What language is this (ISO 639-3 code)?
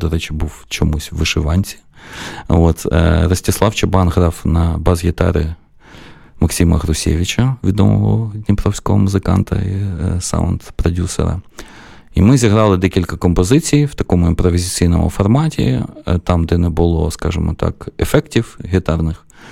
ukr